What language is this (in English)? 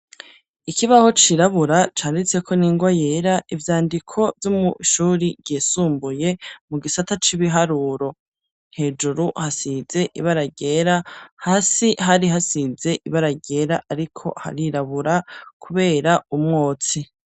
Rundi